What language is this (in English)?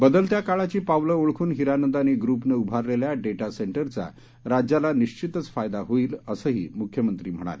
Marathi